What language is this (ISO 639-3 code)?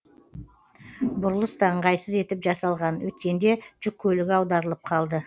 kaz